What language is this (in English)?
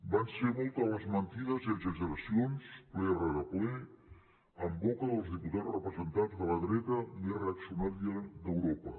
Catalan